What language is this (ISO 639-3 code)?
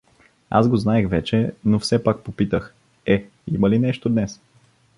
bul